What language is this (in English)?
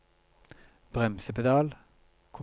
Norwegian